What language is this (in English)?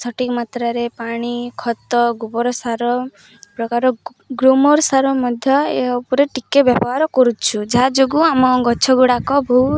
Odia